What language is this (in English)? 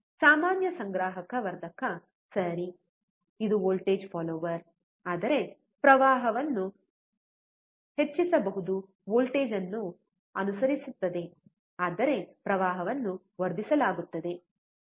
Kannada